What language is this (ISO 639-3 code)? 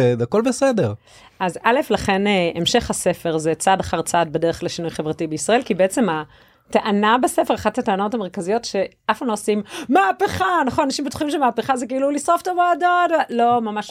heb